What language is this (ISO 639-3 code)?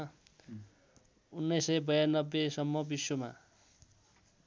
nep